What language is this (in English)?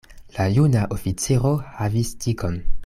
Esperanto